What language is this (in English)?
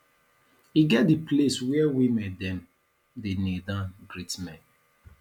Nigerian Pidgin